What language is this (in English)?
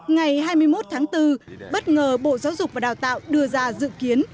Vietnamese